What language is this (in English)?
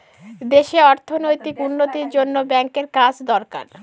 Bangla